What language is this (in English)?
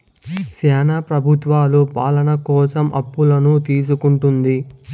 Telugu